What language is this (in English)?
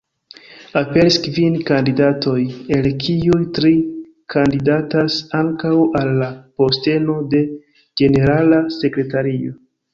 Esperanto